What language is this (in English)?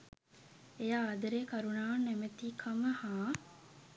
Sinhala